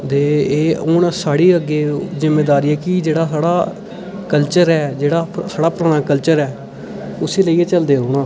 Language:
Dogri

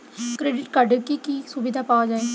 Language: Bangla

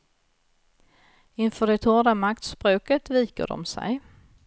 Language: Swedish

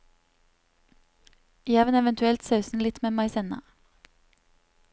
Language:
Norwegian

